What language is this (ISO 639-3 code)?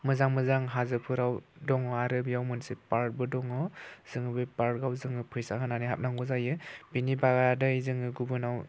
brx